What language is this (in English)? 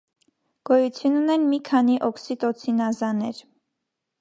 Armenian